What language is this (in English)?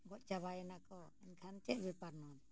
Santali